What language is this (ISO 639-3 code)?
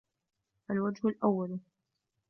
ara